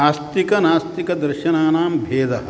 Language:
Sanskrit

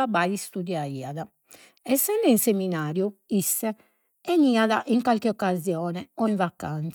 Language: Sardinian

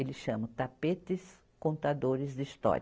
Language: Portuguese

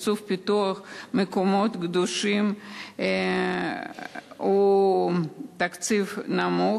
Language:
Hebrew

